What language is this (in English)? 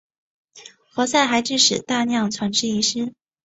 Chinese